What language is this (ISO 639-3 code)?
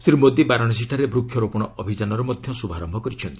ori